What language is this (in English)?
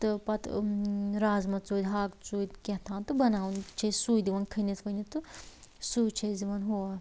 Kashmiri